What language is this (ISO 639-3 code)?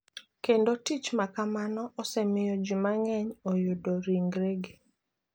luo